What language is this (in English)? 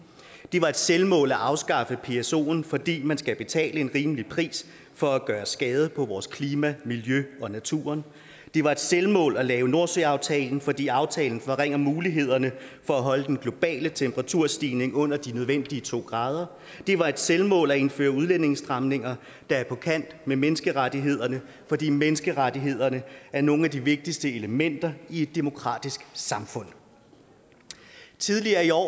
Danish